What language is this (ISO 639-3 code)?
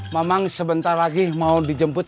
ind